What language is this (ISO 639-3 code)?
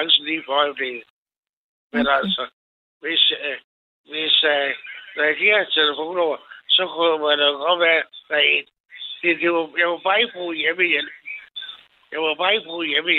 dan